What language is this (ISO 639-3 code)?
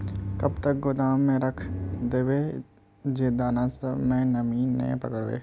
mag